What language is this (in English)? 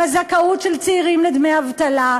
Hebrew